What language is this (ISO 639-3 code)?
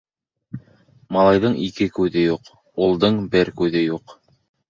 bak